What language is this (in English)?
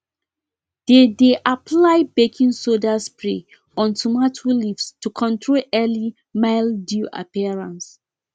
Nigerian Pidgin